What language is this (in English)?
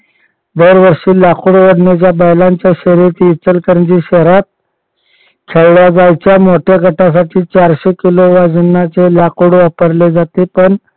Marathi